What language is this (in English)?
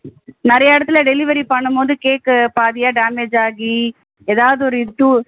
Tamil